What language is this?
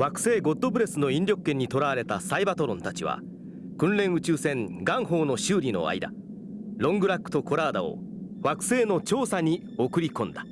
Japanese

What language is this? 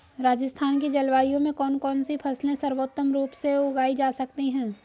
Hindi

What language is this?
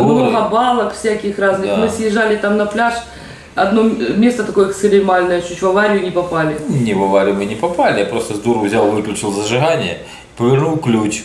Russian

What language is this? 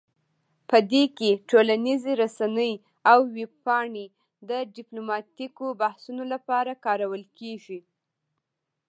Pashto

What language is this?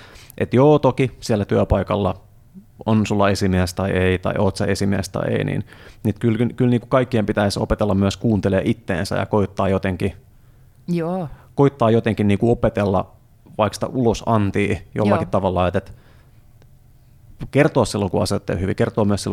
Finnish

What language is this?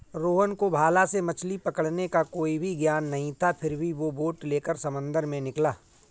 Hindi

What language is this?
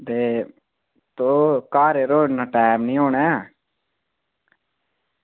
Dogri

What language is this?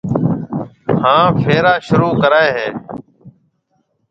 Marwari (Pakistan)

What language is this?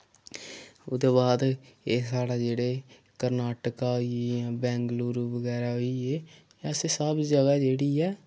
Dogri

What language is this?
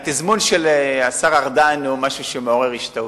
Hebrew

